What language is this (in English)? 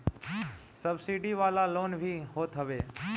Bhojpuri